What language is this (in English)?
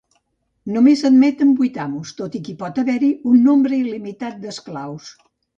Catalan